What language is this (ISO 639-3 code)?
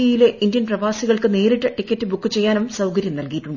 mal